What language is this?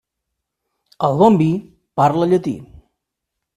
Catalan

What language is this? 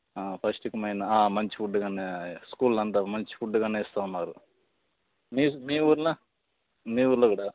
Telugu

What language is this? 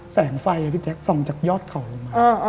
Thai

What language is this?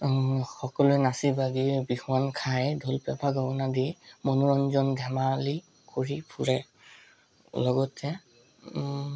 Assamese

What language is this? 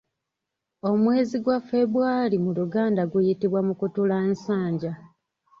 Ganda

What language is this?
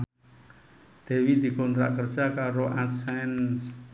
Javanese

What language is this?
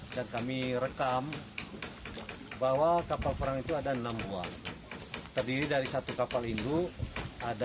Indonesian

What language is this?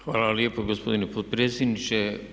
Croatian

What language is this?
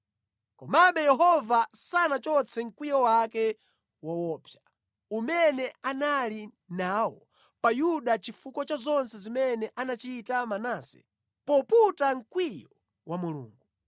Nyanja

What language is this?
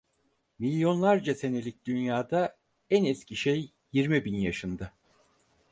Turkish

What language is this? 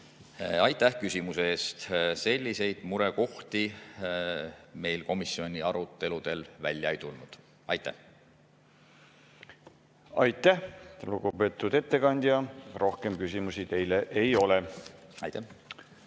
Estonian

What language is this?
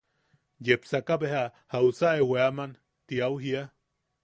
Yaqui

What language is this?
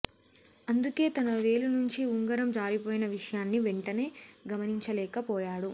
Telugu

